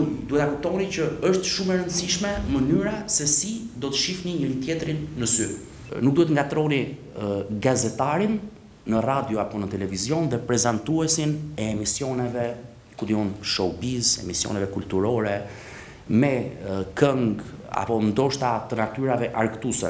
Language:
Romanian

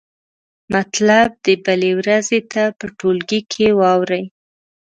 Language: Pashto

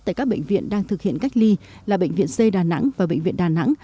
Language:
Vietnamese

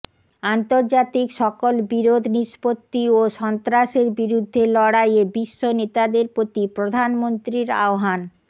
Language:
Bangla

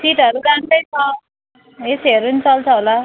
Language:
Nepali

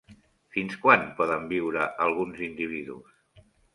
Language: Catalan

